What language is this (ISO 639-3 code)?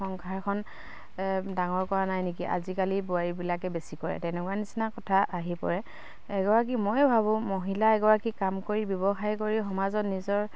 asm